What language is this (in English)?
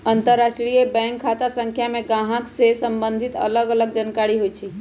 Magahi